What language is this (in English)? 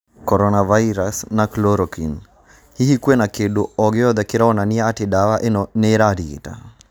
Kikuyu